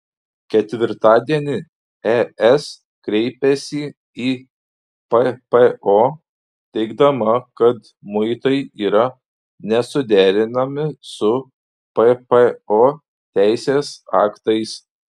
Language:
Lithuanian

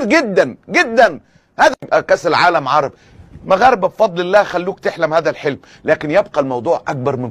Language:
Arabic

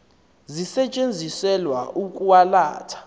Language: Xhosa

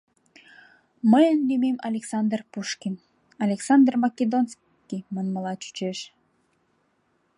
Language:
Mari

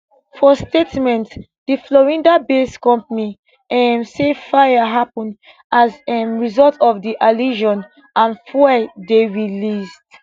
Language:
Nigerian Pidgin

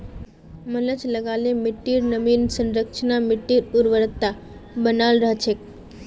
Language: Magahi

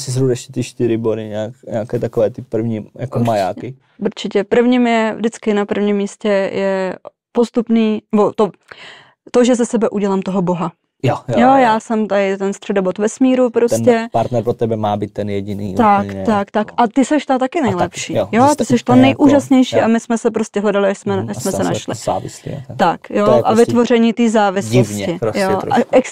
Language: Czech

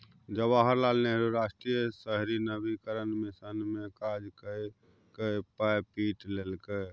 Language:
Maithili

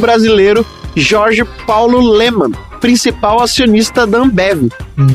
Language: Portuguese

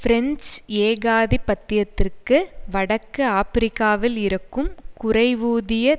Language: Tamil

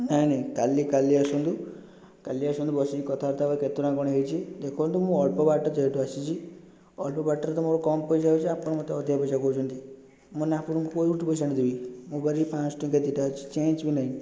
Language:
Odia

